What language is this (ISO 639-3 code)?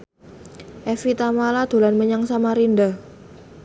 jav